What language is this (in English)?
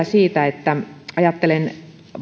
Finnish